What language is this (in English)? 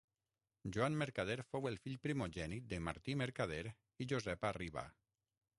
Catalan